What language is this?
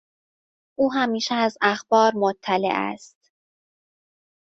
Persian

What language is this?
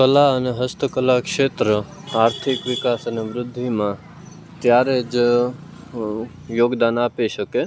Gujarati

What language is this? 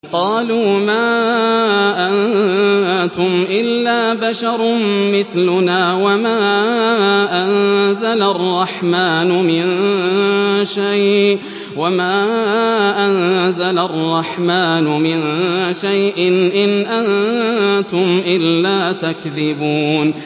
Arabic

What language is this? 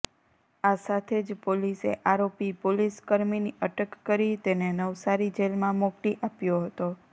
Gujarati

